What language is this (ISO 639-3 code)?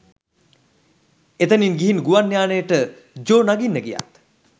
sin